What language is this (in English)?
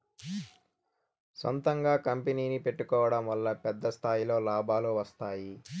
Telugu